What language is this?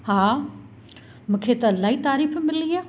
Sindhi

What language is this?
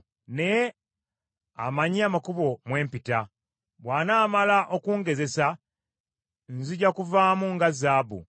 Ganda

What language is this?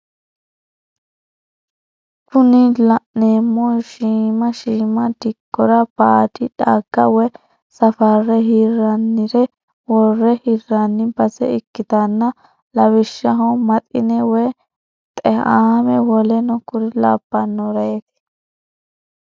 Sidamo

